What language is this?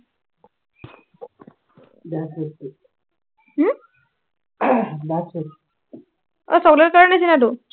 Assamese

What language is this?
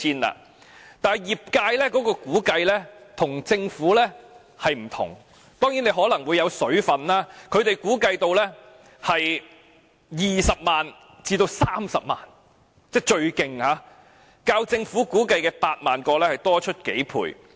Cantonese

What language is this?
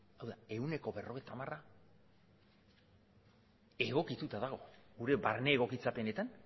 Basque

